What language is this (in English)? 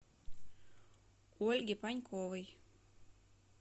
Russian